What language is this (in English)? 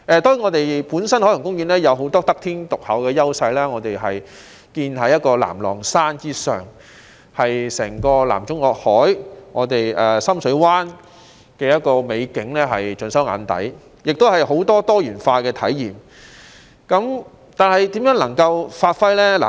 Cantonese